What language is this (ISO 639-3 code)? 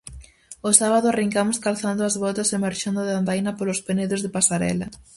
glg